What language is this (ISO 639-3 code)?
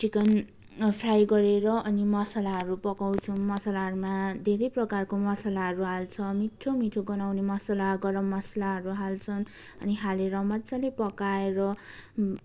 nep